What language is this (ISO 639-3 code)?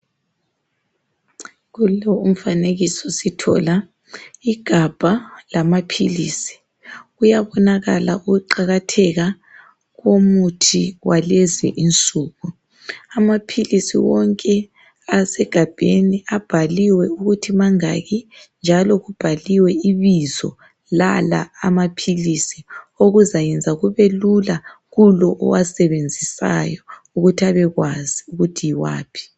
nde